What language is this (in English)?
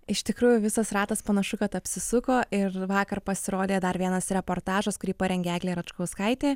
Lithuanian